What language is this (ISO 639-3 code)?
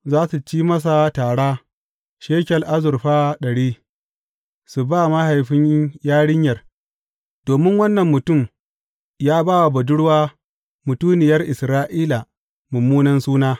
hau